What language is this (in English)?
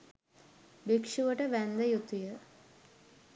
Sinhala